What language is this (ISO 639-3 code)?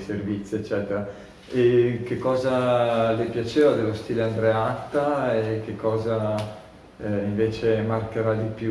ita